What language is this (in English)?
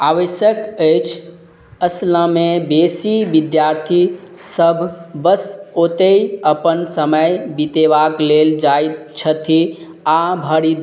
Maithili